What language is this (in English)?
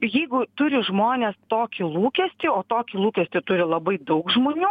Lithuanian